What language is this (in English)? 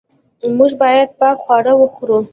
Pashto